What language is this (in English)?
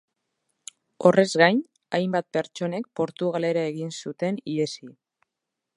Basque